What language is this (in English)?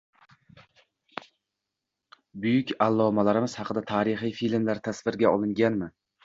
Uzbek